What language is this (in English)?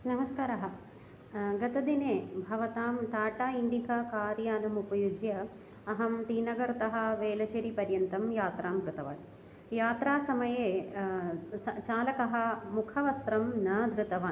Sanskrit